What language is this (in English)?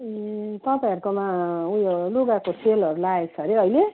Nepali